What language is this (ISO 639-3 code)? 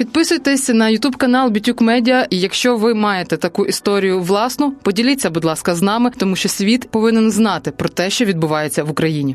ukr